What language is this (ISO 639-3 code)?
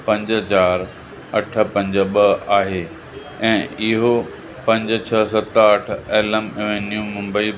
snd